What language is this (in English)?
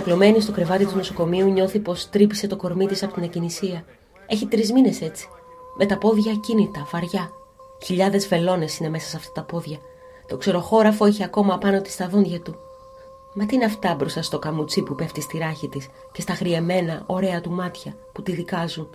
Greek